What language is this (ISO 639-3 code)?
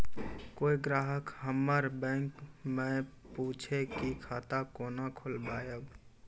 mai